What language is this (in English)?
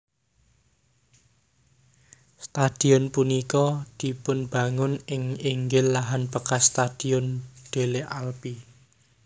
Javanese